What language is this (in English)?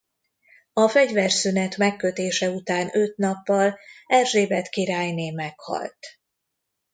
Hungarian